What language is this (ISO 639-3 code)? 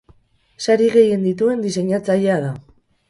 eus